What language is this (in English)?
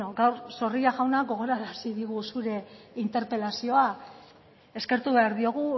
Basque